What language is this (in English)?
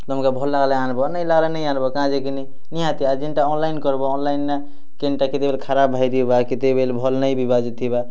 Odia